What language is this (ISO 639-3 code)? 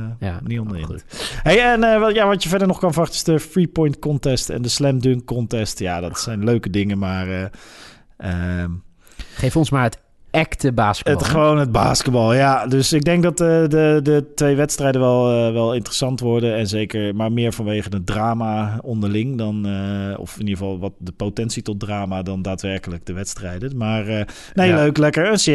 nld